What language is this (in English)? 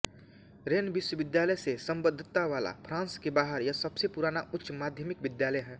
Hindi